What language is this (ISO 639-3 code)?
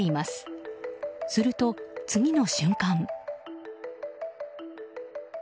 jpn